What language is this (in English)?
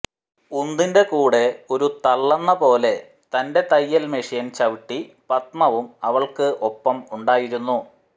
Malayalam